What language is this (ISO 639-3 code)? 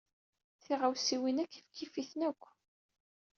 kab